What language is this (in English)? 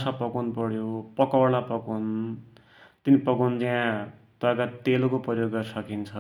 Dotyali